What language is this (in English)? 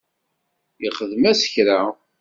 Kabyle